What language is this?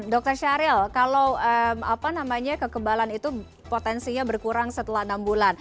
Indonesian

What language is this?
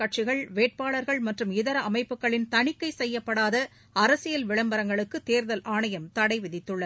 Tamil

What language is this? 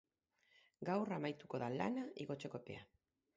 Basque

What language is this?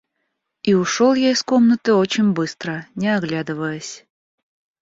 Russian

